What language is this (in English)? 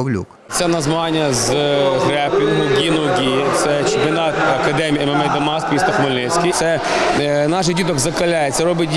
Ukrainian